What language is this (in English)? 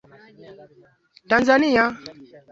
Swahili